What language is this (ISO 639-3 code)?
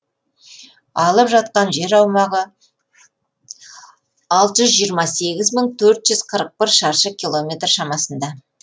kaz